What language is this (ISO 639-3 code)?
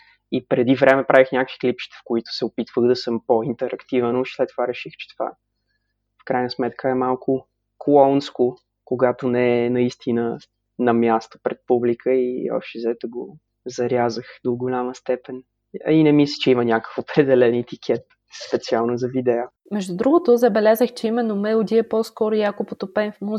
bul